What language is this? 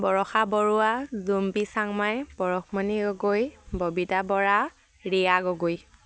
Assamese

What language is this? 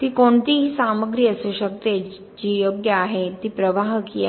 Marathi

